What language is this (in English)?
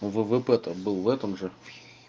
Russian